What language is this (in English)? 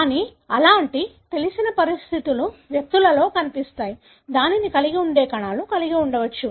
Telugu